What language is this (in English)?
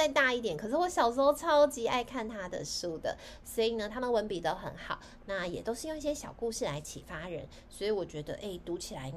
Chinese